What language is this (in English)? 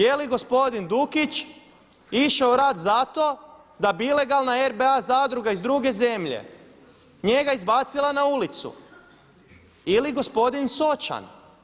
Croatian